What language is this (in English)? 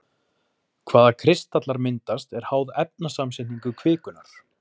Icelandic